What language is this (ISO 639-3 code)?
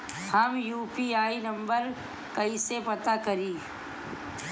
bho